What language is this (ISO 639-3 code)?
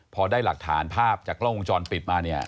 tha